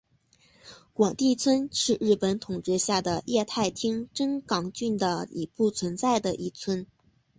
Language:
Chinese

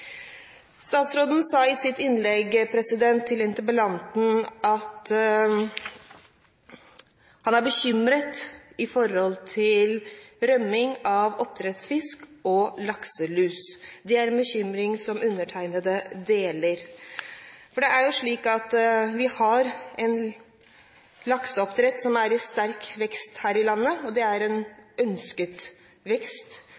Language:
Norwegian Bokmål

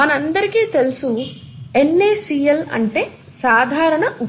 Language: Telugu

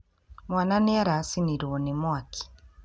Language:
Kikuyu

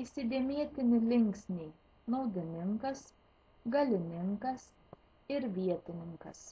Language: Lithuanian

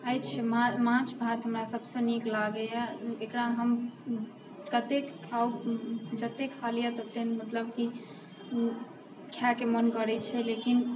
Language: Maithili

